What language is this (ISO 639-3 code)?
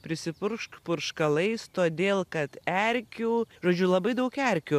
lit